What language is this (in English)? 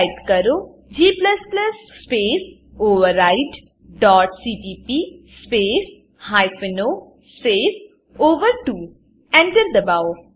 Gujarati